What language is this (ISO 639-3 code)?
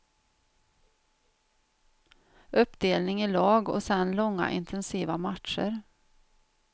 swe